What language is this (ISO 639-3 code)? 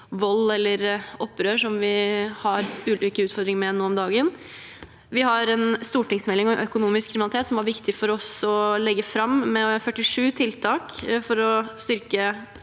nor